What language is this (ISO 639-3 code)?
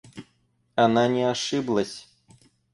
rus